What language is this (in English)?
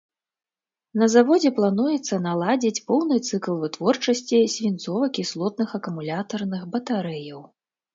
Belarusian